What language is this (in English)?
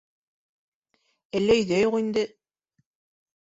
Bashkir